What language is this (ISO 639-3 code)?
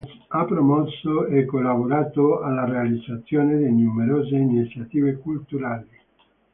ita